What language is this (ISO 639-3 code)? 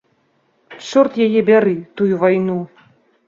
bel